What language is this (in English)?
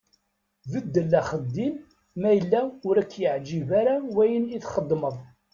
Kabyle